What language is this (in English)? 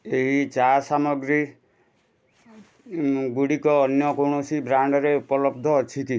Odia